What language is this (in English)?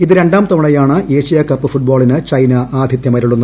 Malayalam